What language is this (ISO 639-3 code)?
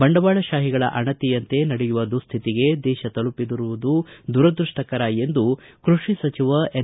kan